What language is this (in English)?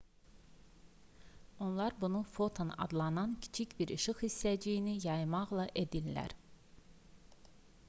Azerbaijani